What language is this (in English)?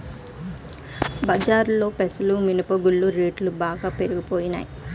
Telugu